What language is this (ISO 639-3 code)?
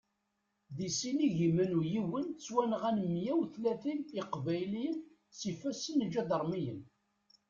kab